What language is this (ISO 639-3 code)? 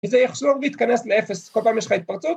heb